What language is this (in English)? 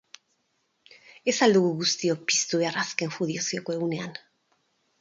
Basque